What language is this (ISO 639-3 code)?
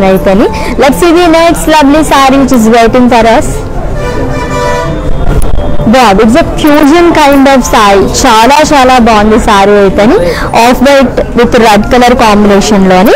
tel